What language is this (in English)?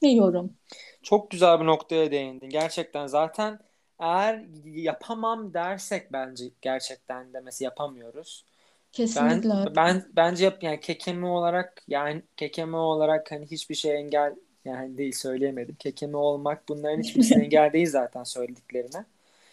Turkish